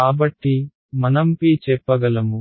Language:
Telugu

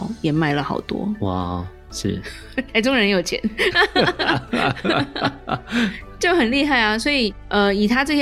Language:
Chinese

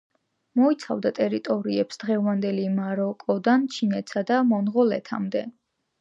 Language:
Georgian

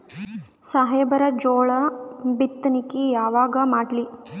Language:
Kannada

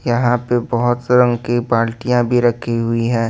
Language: Hindi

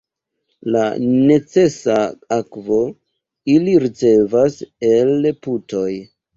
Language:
Esperanto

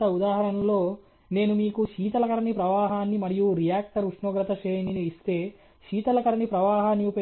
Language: Telugu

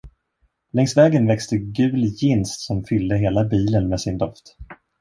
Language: Swedish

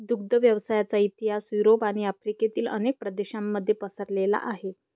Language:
Marathi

